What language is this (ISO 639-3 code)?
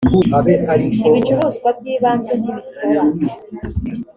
kin